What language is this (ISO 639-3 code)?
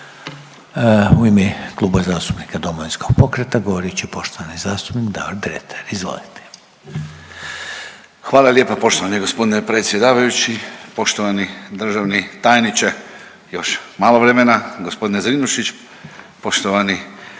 hrv